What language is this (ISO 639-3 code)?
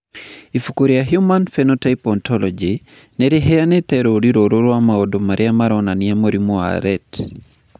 kik